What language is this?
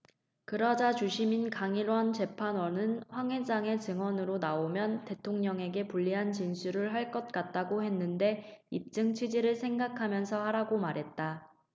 Korean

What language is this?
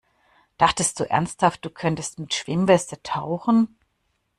German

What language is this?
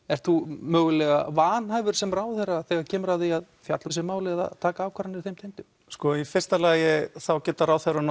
Icelandic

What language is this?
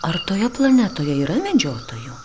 Lithuanian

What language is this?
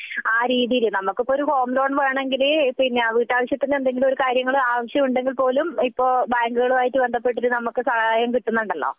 Malayalam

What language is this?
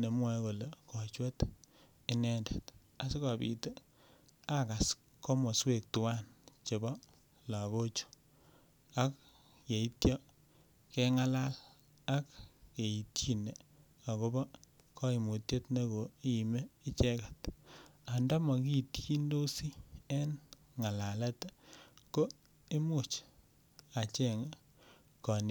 Kalenjin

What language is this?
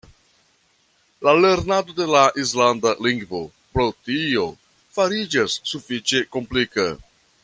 Esperanto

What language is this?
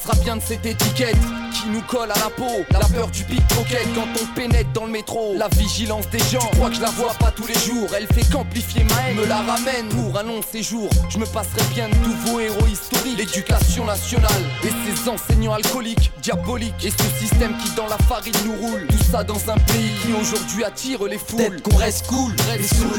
French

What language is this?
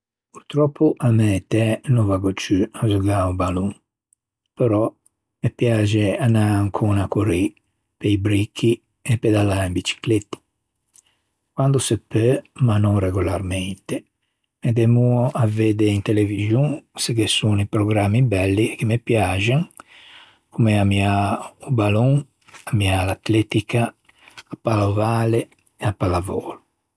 Ligurian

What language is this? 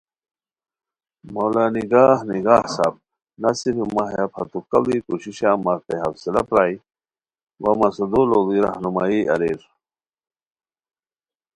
Khowar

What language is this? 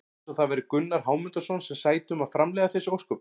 Icelandic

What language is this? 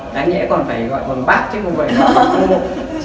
Vietnamese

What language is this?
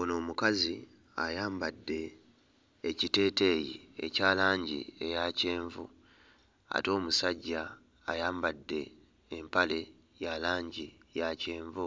Ganda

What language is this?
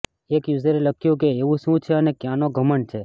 Gujarati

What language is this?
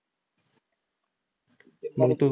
Marathi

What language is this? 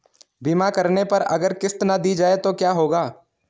Hindi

